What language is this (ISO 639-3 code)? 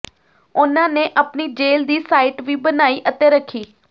pan